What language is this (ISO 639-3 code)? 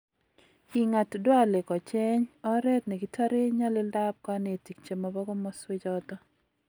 kln